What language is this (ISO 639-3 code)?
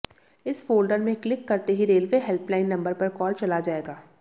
hin